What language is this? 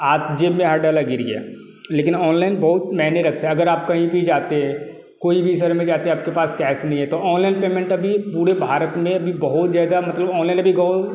Hindi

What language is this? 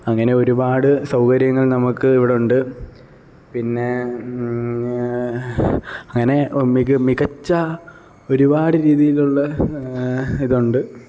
Malayalam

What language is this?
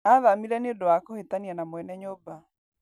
Kikuyu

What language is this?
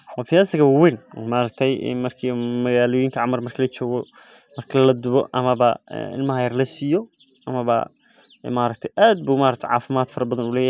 Somali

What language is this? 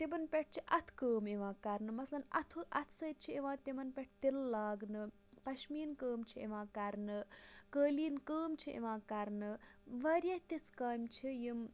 Kashmiri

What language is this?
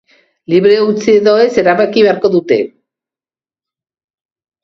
Basque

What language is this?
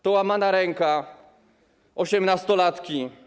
Polish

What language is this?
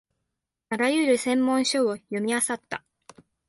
Japanese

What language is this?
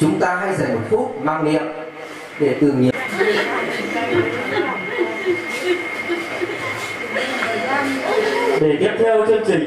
Vietnamese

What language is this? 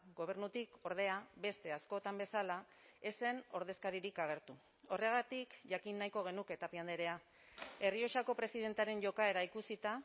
Basque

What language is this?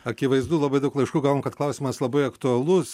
Lithuanian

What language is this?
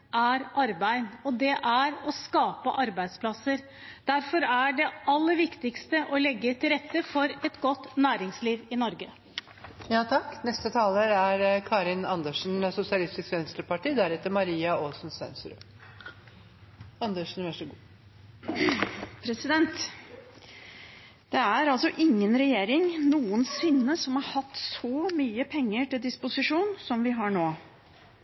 Norwegian Bokmål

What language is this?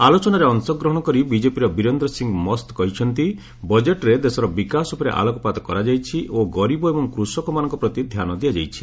Odia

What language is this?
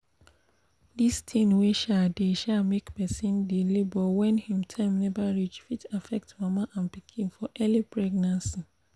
Nigerian Pidgin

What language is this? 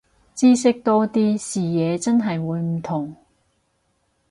Cantonese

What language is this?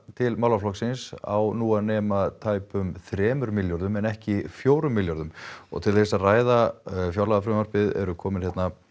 Icelandic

